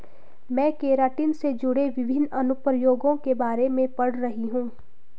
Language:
Hindi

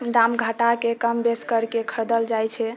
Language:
Maithili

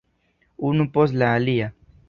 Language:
Esperanto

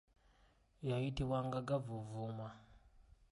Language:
Ganda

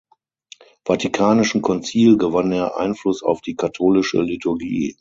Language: German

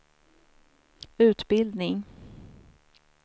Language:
Swedish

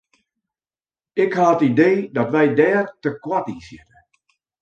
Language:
Western Frisian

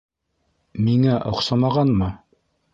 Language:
Bashkir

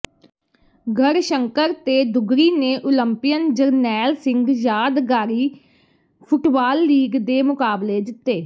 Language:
Punjabi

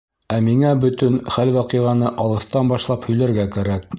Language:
Bashkir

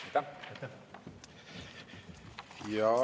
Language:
Estonian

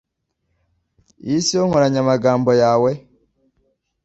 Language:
Kinyarwanda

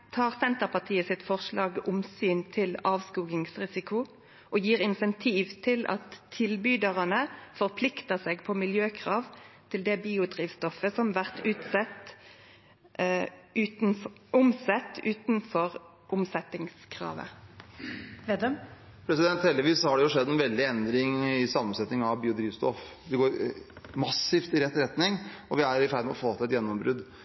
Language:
Norwegian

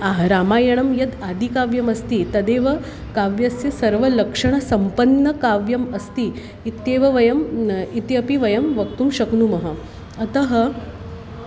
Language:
Sanskrit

